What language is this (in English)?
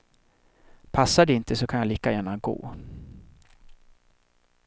Swedish